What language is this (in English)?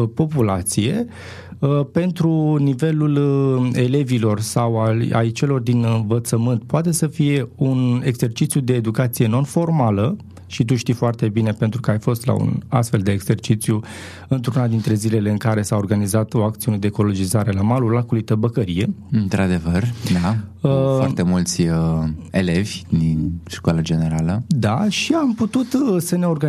Romanian